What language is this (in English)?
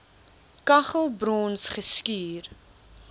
Afrikaans